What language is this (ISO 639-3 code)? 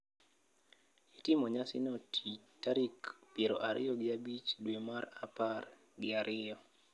luo